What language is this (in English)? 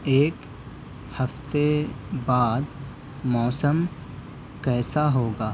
Urdu